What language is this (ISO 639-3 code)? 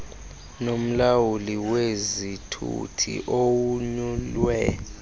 xho